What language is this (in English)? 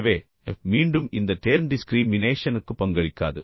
Tamil